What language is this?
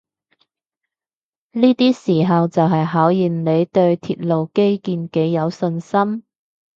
Cantonese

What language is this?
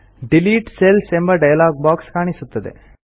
Kannada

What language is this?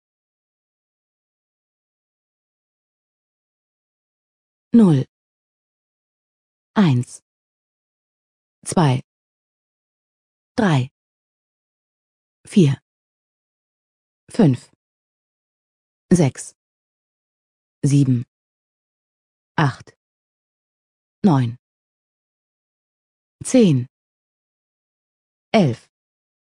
German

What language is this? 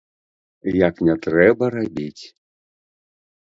Belarusian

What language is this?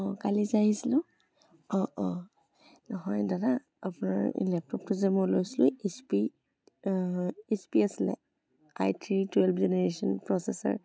Assamese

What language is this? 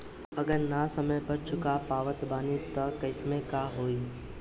Bhojpuri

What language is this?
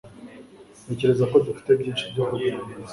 Kinyarwanda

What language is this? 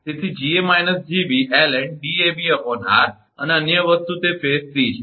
Gujarati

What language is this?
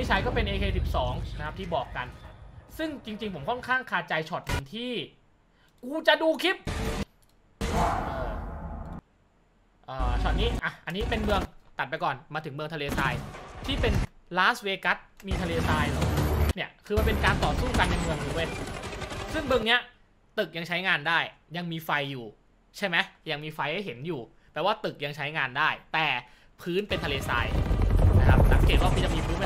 Thai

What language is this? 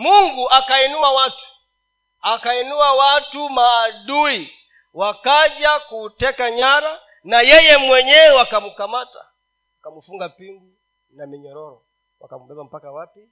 Swahili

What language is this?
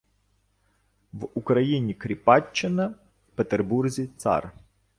Ukrainian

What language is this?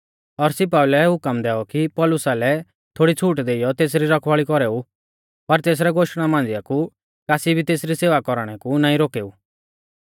Mahasu Pahari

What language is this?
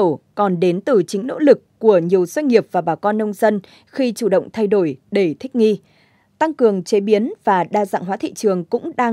Vietnamese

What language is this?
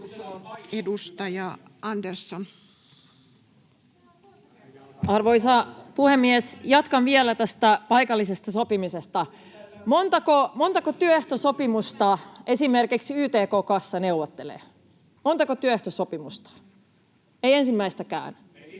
Finnish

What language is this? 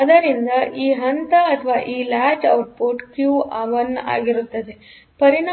Kannada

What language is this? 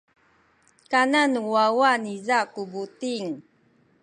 Sakizaya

